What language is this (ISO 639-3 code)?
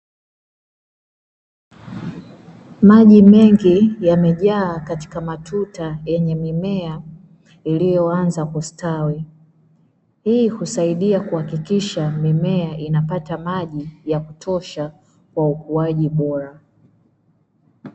swa